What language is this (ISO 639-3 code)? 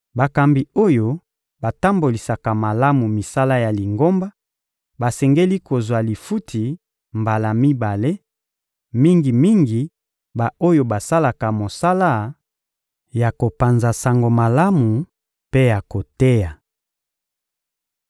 lin